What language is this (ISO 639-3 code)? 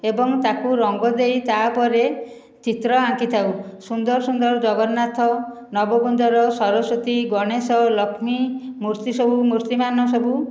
ori